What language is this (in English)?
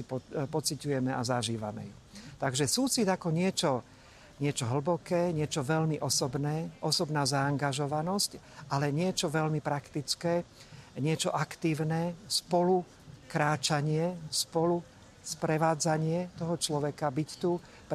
Slovak